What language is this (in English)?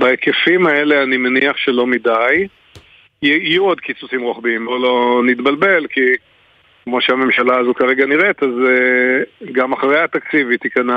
Hebrew